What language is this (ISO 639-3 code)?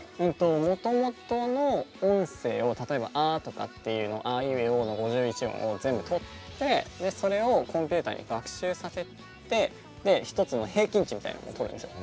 jpn